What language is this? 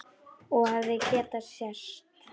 Icelandic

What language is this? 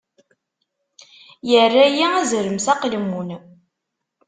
Kabyle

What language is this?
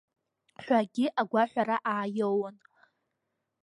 Abkhazian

